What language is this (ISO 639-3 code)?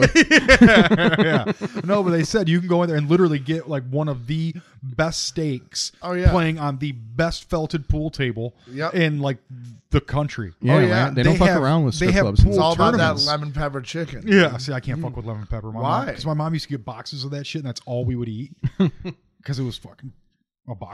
eng